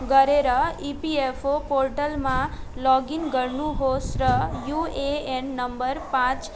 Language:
Nepali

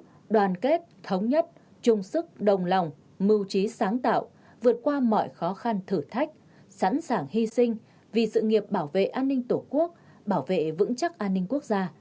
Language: Vietnamese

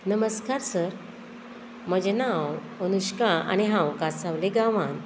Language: Konkani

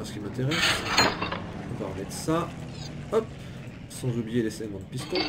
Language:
French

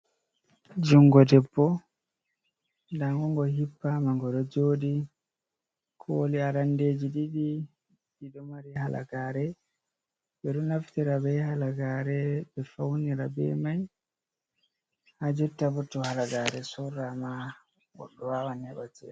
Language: Fula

